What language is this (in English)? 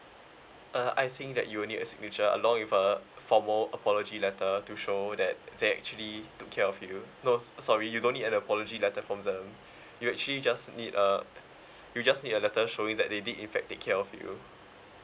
English